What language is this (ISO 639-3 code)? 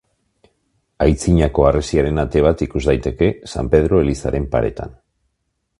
eus